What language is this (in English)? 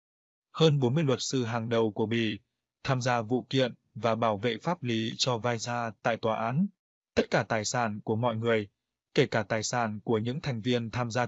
Vietnamese